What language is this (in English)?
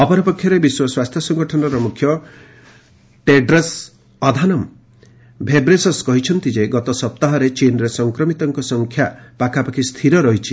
Odia